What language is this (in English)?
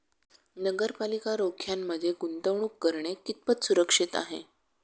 Marathi